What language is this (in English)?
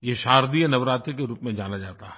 Hindi